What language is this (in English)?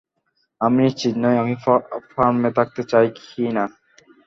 Bangla